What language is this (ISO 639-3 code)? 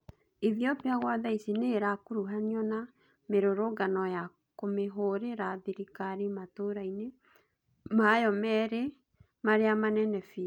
kik